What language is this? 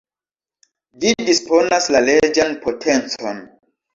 Esperanto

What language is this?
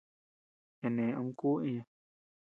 Tepeuxila Cuicatec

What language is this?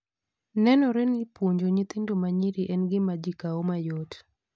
Luo (Kenya and Tanzania)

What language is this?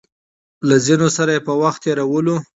Pashto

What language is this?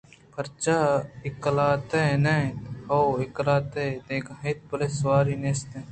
Eastern Balochi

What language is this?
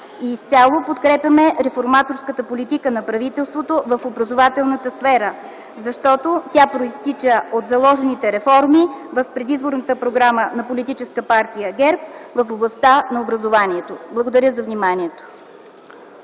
Bulgarian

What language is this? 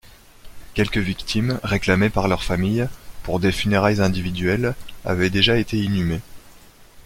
French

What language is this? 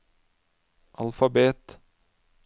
Norwegian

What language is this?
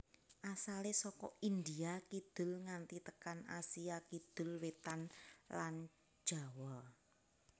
Javanese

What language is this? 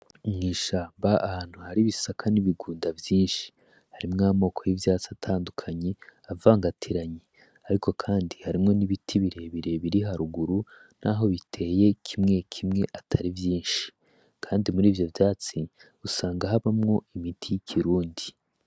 Rundi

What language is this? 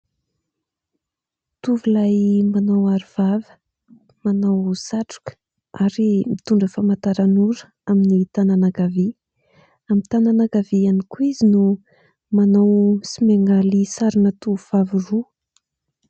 Malagasy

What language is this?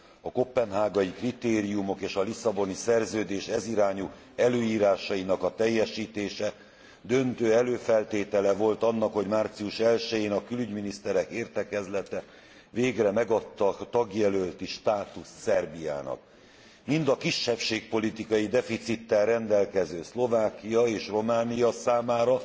Hungarian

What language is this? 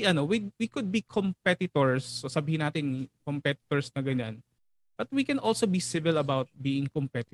Filipino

